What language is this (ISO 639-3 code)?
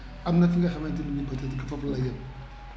wol